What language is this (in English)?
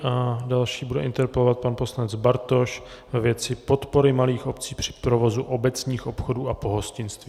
Czech